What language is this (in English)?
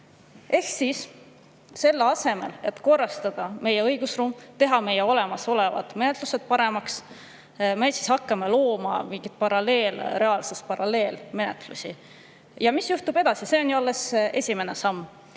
Estonian